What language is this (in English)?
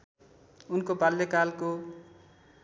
Nepali